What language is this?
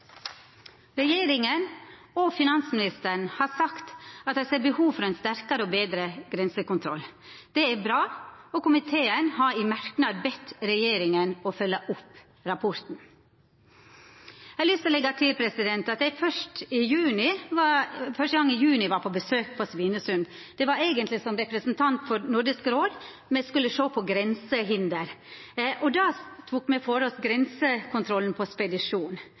Norwegian Nynorsk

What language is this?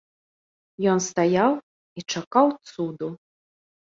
Belarusian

